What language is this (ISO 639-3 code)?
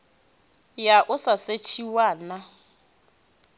ven